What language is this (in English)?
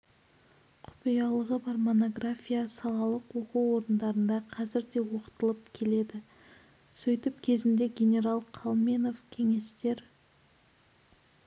Kazakh